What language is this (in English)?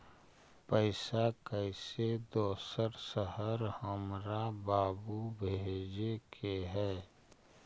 Magahi